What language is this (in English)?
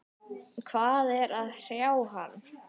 Icelandic